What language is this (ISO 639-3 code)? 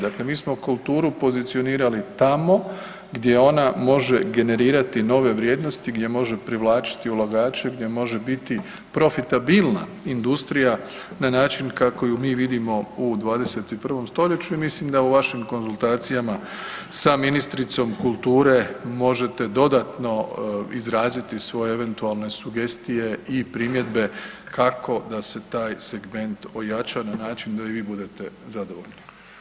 hrv